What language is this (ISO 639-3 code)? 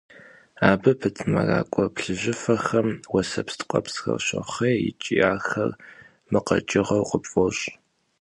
kbd